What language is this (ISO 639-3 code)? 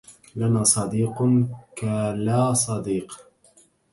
ara